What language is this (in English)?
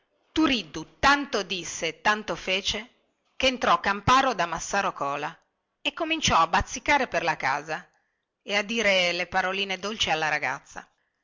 Italian